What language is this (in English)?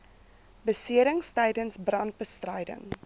Afrikaans